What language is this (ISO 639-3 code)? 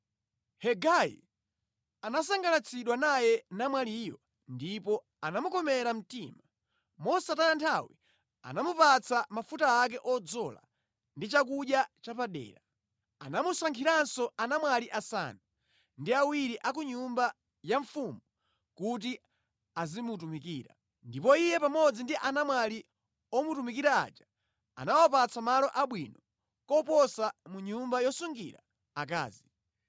nya